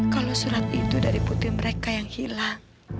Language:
Indonesian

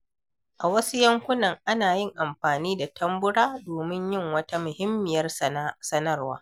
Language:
Hausa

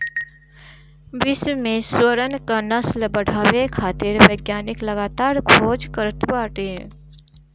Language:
Bhojpuri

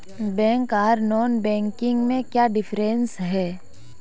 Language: Magahi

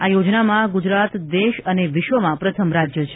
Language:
Gujarati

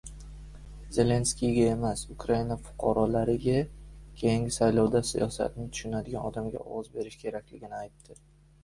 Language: Uzbek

